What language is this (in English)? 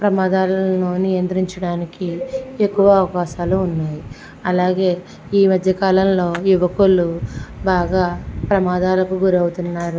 Telugu